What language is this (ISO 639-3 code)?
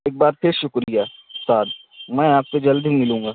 urd